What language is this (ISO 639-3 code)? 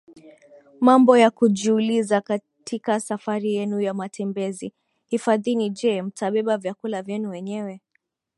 swa